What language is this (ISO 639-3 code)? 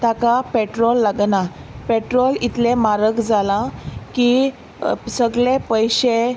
kok